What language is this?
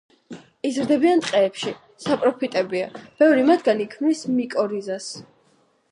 Georgian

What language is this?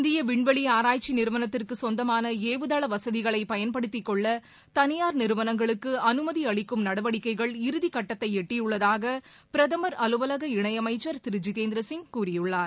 Tamil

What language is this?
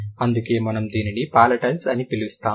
Telugu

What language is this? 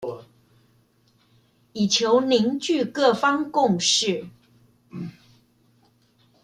Chinese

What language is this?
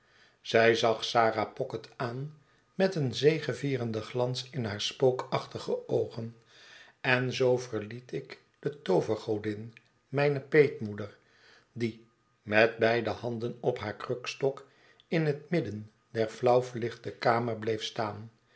Dutch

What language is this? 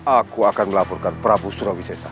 Indonesian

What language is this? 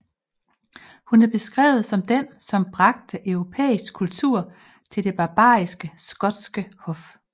Danish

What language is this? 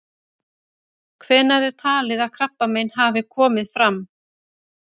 Icelandic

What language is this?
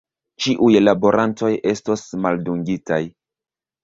Esperanto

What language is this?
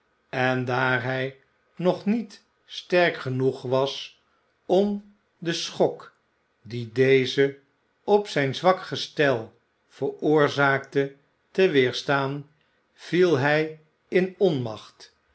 Dutch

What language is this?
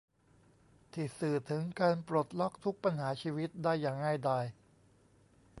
Thai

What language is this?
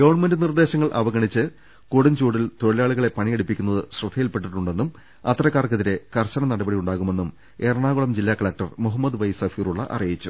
Malayalam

